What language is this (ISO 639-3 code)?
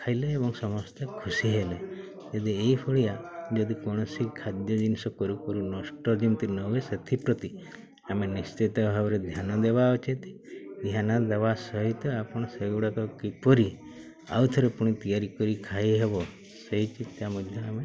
ori